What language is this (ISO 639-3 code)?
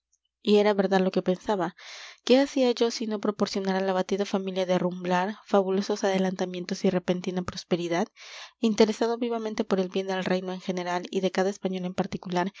spa